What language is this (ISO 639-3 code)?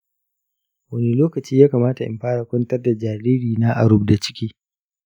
hau